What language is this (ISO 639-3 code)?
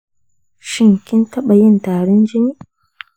hau